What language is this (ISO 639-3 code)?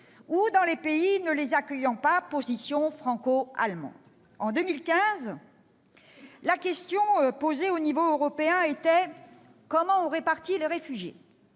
fra